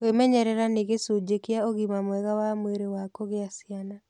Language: Kikuyu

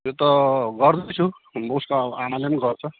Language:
Nepali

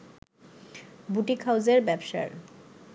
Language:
Bangla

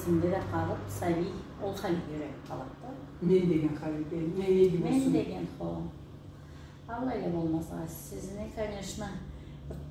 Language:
Turkish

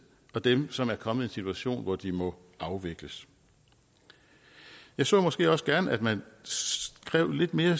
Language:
Danish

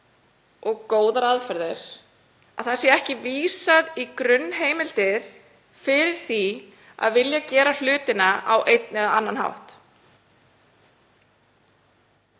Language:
Icelandic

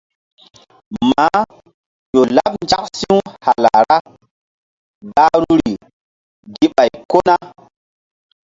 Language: Mbum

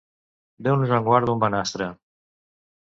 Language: Catalan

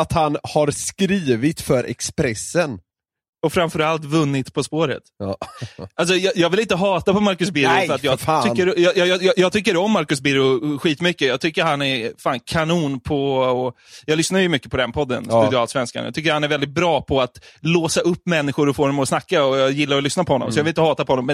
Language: Swedish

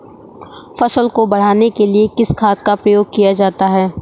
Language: Hindi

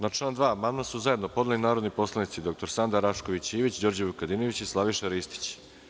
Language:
Serbian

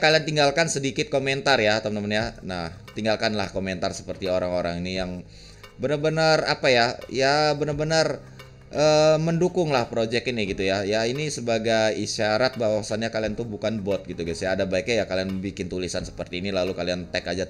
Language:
Indonesian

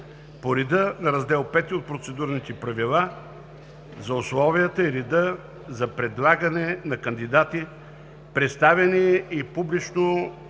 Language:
Bulgarian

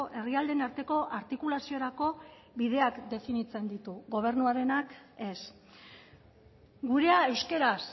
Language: Basque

